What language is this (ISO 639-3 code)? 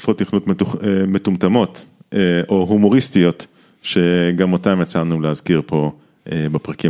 heb